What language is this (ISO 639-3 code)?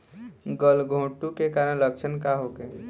bho